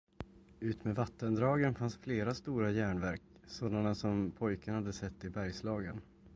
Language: Swedish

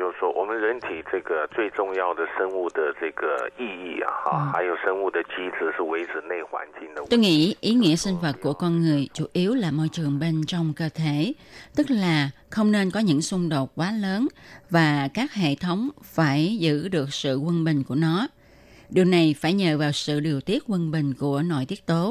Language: Vietnamese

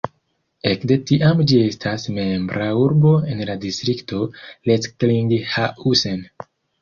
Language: Esperanto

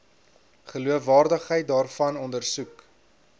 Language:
Afrikaans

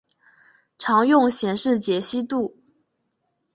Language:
Chinese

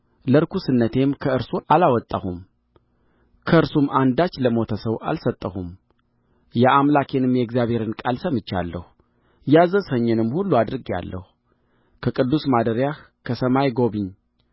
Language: Amharic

